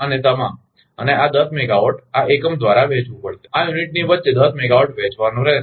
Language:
Gujarati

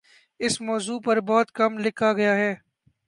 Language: Urdu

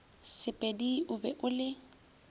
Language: Northern Sotho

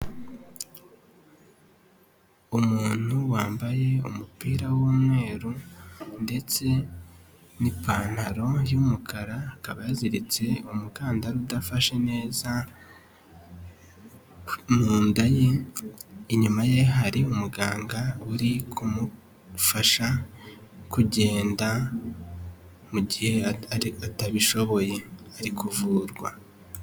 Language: Kinyarwanda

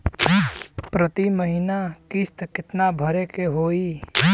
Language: Bhojpuri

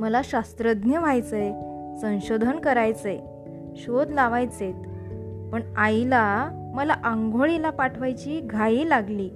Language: Marathi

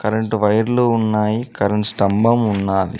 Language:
Telugu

